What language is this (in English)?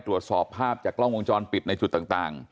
Thai